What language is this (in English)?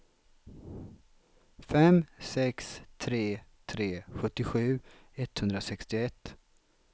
Swedish